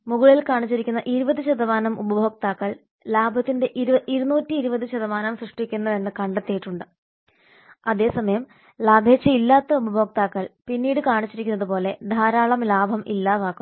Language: Malayalam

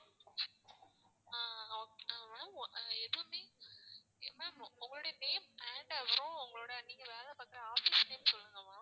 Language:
Tamil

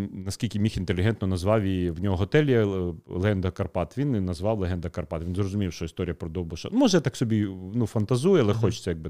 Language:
Ukrainian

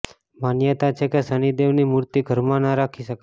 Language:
Gujarati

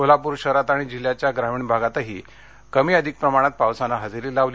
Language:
Marathi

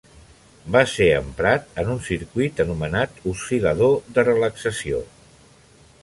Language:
Catalan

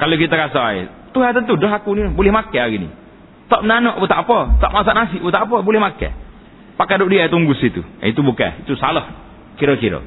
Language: Malay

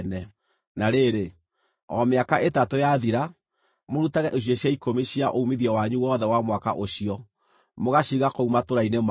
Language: Kikuyu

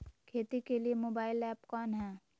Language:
Magahi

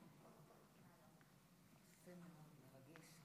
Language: Hebrew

